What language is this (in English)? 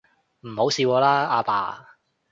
Cantonese